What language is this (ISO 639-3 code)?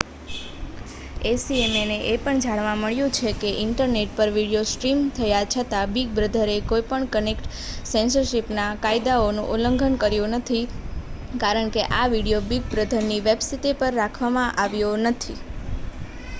guj